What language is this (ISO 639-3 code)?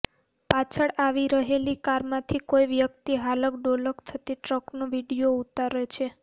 guj